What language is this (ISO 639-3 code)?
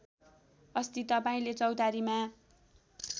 nep